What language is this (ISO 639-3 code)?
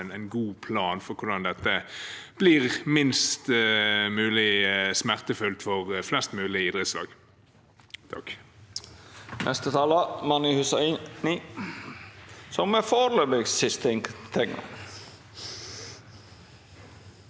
nor